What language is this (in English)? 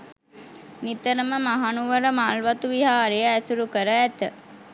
Sinhala